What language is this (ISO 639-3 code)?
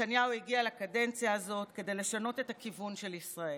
heb